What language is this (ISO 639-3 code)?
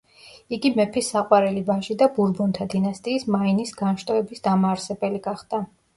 kat